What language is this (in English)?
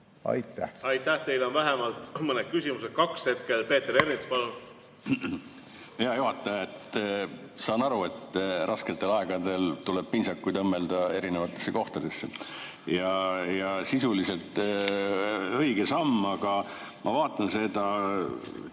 Estonian